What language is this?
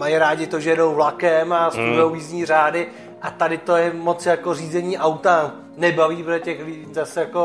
Czech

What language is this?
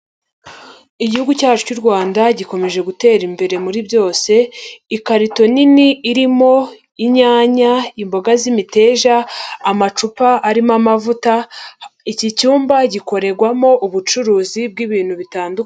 Kinyarwanda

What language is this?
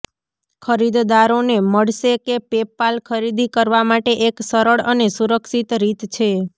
Gujarati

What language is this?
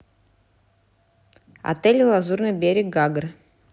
Russian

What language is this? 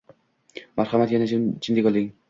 Uzbek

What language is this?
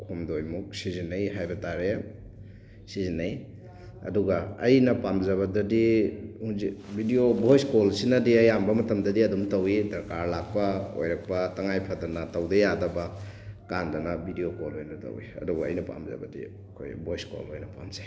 Manipuri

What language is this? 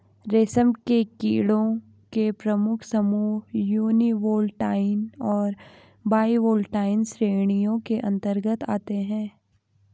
Hindi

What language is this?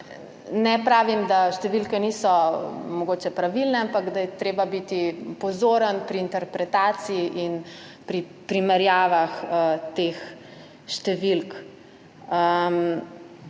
Slovenian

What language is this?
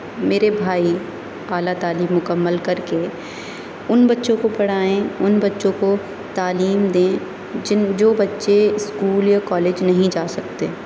Urdu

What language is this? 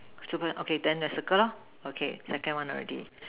English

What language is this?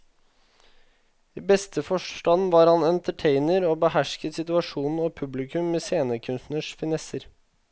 Norwegian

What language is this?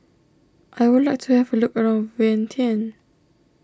English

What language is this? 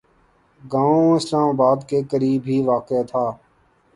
Urdu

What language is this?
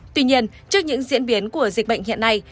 Vietnamese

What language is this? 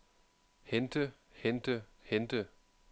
Danish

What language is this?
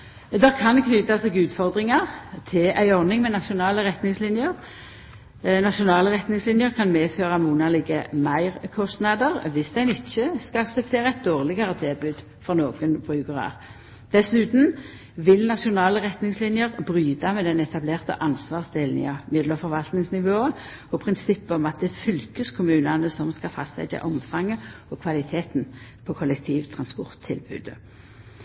Norwegian Nynorsk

